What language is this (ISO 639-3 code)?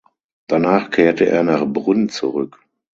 deu